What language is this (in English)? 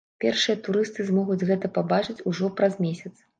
Belarusian